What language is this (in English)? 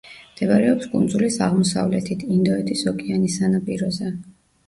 Georgian